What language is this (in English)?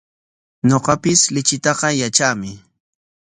Corongo Ancash Quechua